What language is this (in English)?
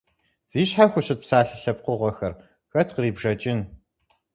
Kabardian